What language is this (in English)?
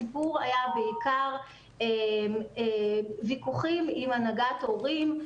Hebrew